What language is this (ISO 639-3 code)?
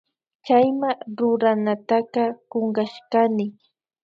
qvi